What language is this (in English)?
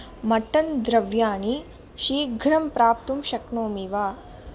Sanskrit